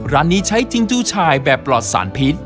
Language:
Thai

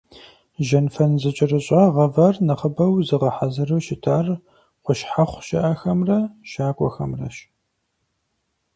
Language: Kabardian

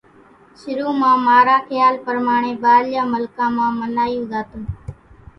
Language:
Kachi Koli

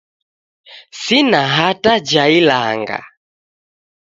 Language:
Taita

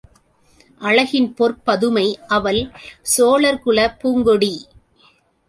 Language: Tamil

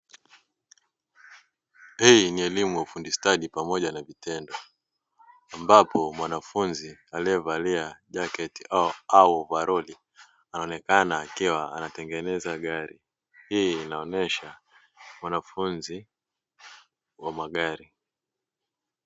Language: Swahili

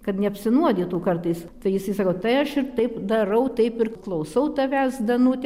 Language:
Lithuanian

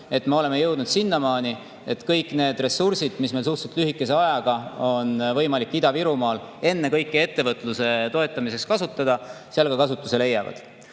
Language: Estonian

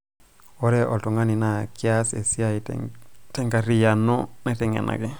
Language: Masai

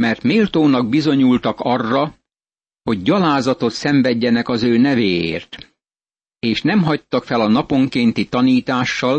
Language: Hungarian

